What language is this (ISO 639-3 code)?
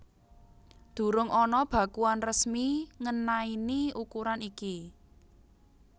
jav